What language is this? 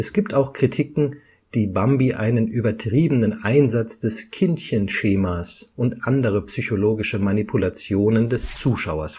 German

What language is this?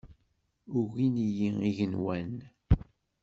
Kabyle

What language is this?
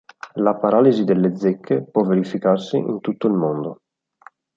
Italian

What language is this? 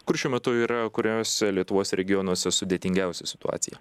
Lithuanian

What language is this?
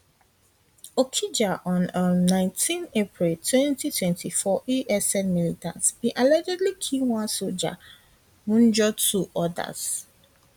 Nigerian Pidgin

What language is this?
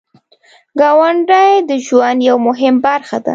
Pashto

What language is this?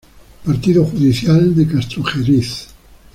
Spanish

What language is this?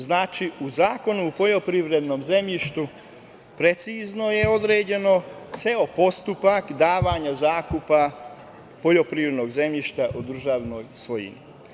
Serbian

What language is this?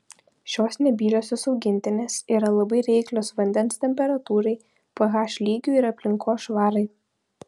Lithuanian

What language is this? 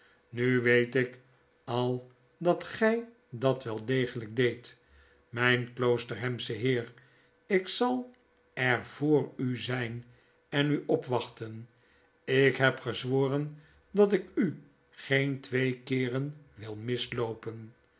Dutch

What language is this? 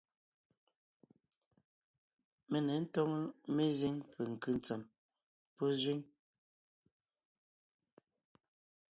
Ngiemboon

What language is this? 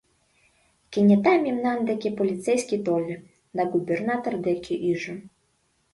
Mari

